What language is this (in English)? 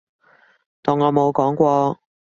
Cantonese